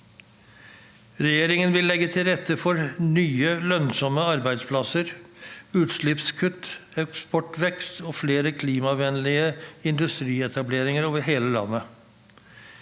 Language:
Norwegian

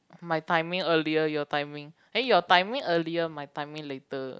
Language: English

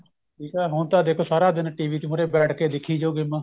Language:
Punjabi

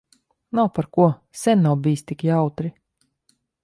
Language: Latvian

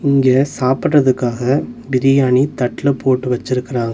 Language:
Tamil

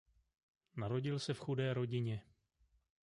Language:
Czech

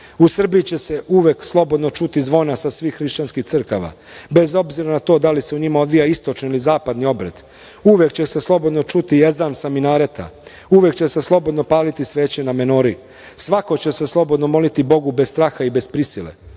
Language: Serbian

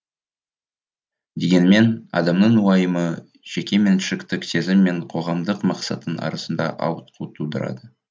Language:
Kazakh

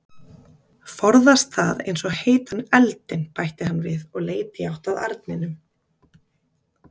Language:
Icelandic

